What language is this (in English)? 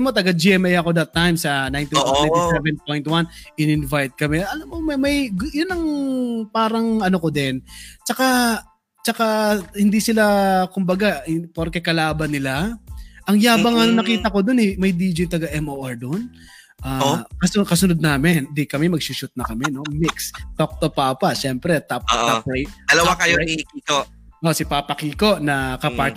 Filipino